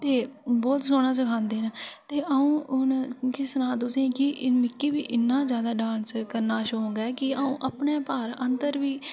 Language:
Dogri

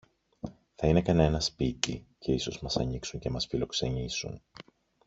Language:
Greek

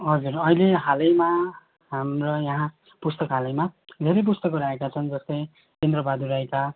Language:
Nepali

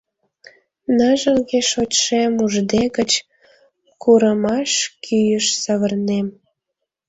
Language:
Mari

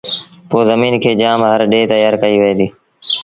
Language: Sindhi Bhil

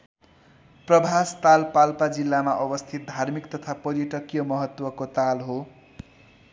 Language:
Nepali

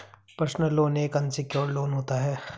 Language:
Hindi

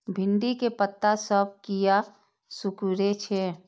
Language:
Maithili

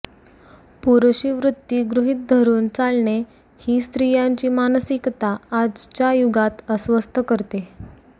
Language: Marathi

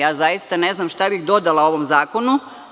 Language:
Serbian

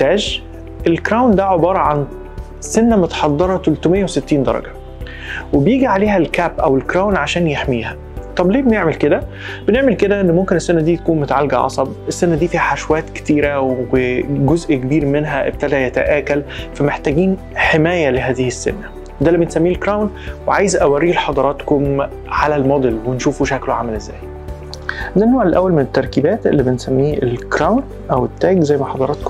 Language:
Arabic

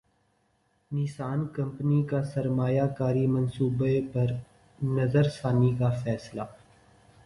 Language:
Urdu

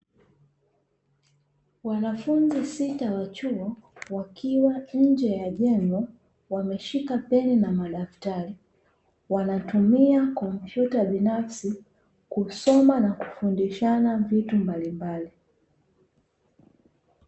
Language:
Swahili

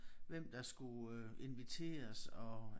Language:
Danish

